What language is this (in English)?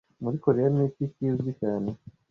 Kinyarwanda